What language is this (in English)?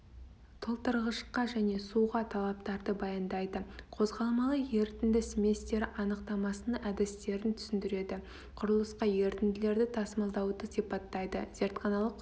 Kazakh